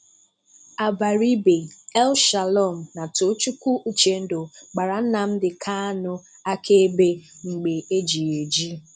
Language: Igbo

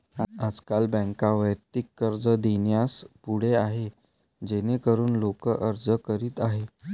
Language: Marathi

